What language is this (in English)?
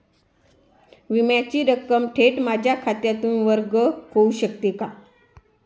Marathi